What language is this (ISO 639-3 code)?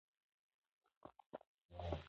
pus